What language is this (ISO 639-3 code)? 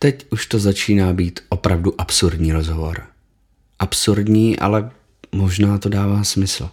ces